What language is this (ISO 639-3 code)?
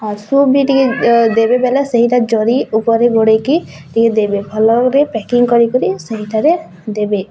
ori